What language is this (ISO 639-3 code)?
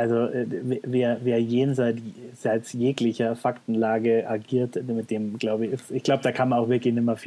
deu